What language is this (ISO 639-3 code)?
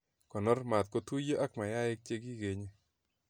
kln